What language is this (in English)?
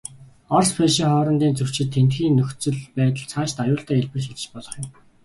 Mongolian